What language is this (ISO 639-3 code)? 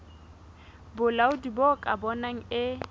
sot